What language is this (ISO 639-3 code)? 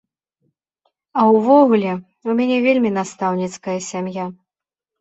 bel